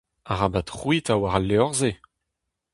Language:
Breton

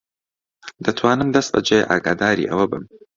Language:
Central Kurdish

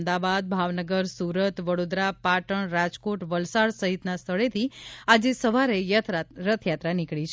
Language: Gujarati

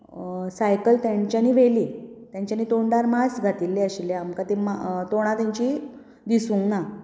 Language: Konkani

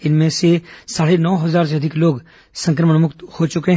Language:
Hindi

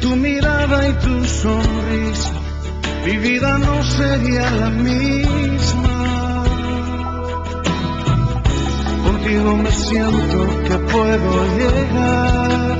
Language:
Romanian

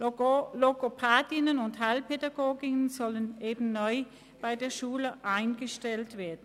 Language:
Swiss German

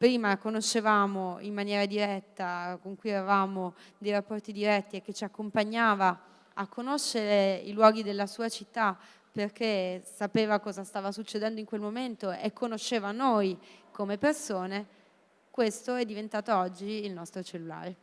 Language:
Italian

